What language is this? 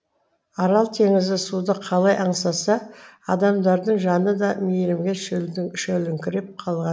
Kazakh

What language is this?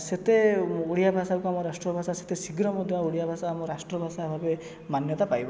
Odia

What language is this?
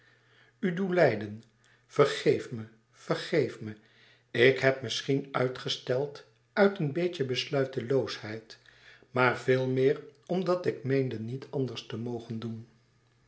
Dutch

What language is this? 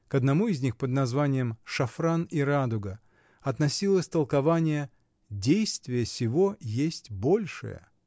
Russian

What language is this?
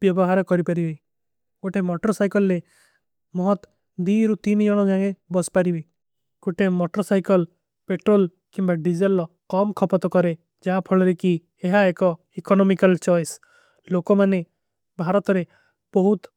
Kui (India)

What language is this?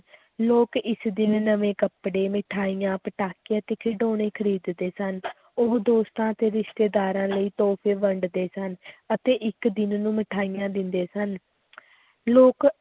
Punjabi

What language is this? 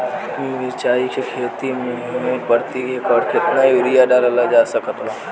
Bhojpuri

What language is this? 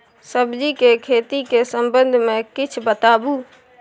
Maithili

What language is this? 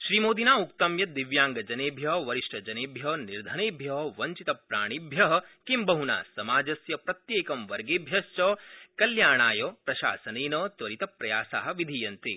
Sanskrit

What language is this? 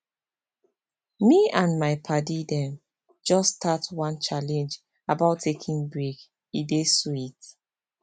Nigerian Pidgin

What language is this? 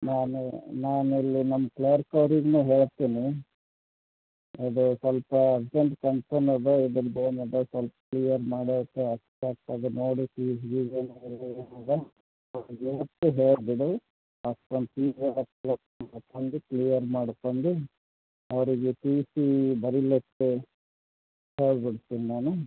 Kannada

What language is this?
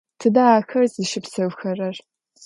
Adyghe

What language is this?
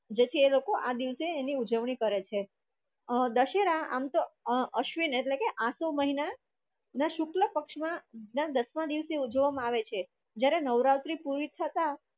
Gujarati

